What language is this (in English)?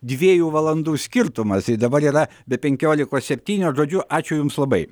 Lithuanian